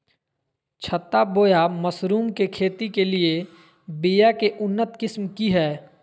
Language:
Magahi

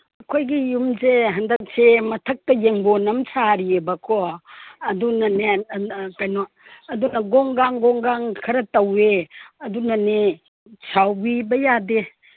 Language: Manipuri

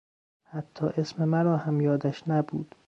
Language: Persian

